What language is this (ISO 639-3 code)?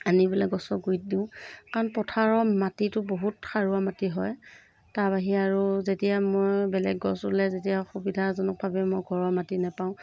asm